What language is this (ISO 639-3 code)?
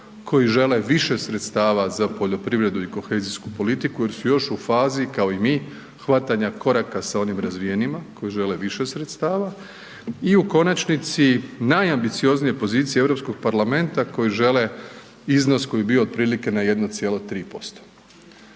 hrv